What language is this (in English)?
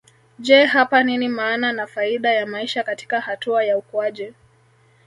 Swahili